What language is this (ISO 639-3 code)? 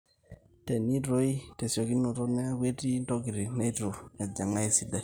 mas